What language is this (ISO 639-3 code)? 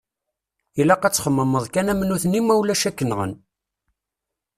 kab